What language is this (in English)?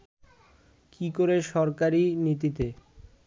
Bangla